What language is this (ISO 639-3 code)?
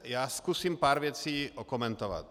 ces